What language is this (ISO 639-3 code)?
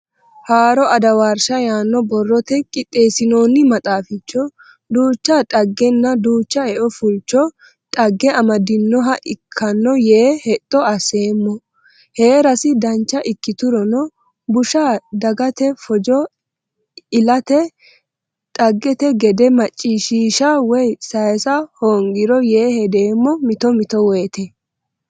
sid